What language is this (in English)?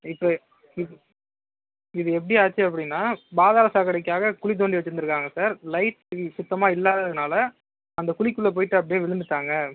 Tamil